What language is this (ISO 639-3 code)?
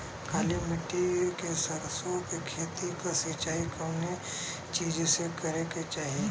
bho